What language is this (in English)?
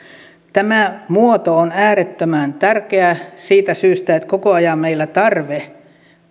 Finnish